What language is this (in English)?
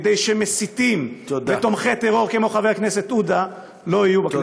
Hebrew